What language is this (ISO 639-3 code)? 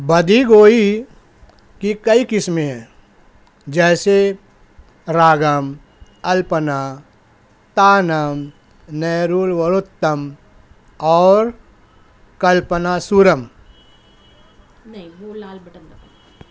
urd